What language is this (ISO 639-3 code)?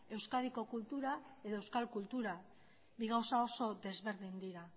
eus